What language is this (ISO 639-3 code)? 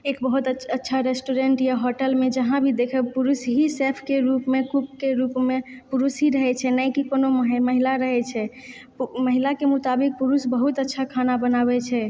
mai